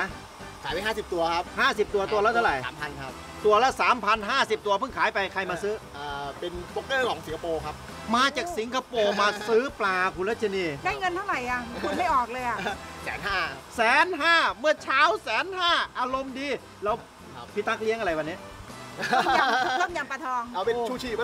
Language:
Thai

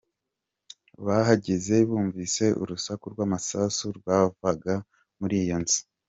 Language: Kinyarwanda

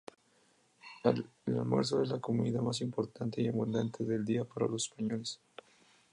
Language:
Spanish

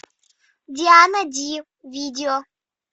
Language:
Russian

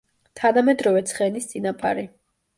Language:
Georgian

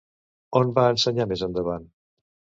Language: Catalan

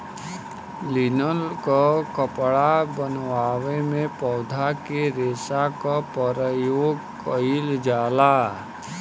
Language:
Bhojpuri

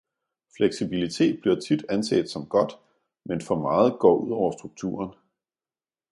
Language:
Danish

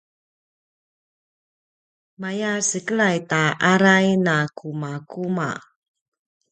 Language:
Paiwan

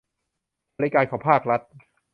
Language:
Thai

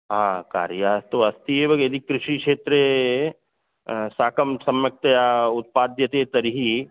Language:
Sanskrit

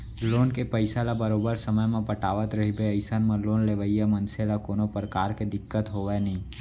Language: Chhattisgarhi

